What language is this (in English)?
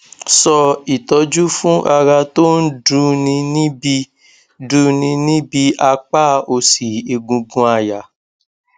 Yoruba